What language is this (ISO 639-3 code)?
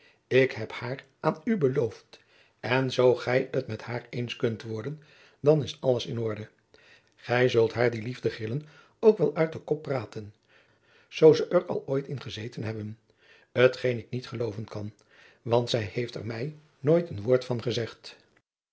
nld